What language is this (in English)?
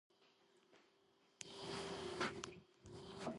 Georgian